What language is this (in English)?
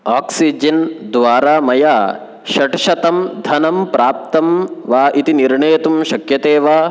Sanskrit